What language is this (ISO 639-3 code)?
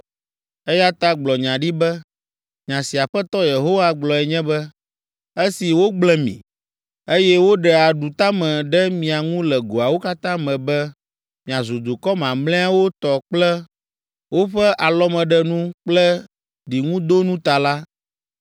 ewe